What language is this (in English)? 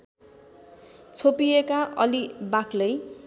Nepali